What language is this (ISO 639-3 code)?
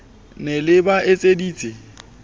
sot